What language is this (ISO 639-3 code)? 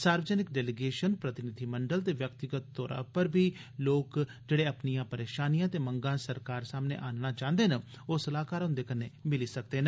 doi